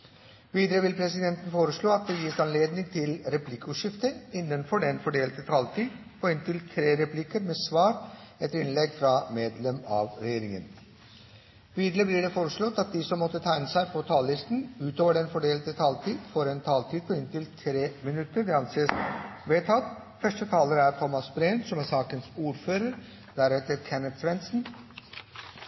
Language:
Norwegian Bokmål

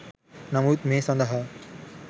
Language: Sinhala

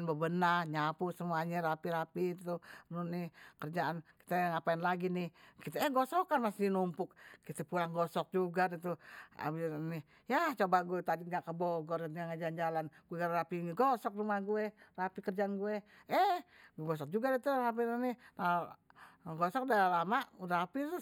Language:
Betawi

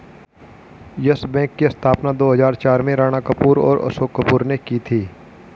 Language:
Hindi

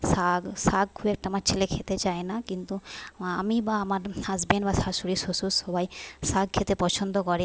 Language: Bangla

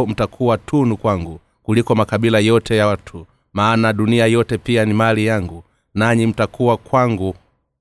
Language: Swahili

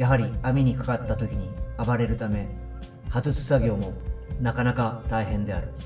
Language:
Japanese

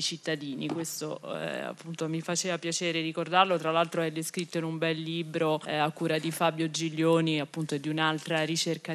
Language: Italian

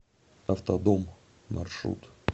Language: Russian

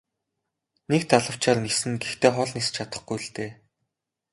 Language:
Mongolian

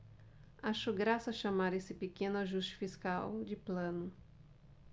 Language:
Portuguese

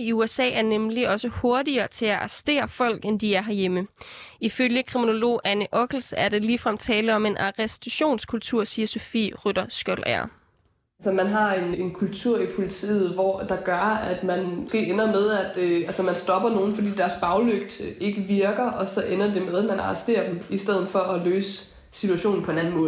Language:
Danish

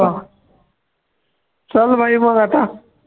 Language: Marathi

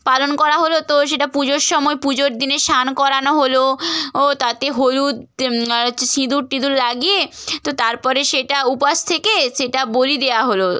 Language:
Bangla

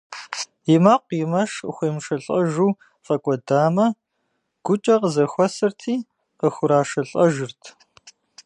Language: Kabardian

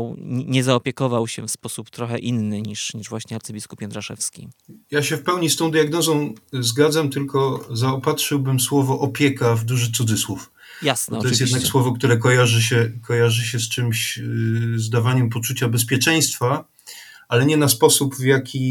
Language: Polish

